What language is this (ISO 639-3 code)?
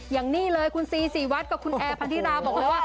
tha